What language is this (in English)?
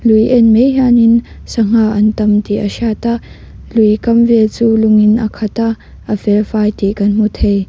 Mizo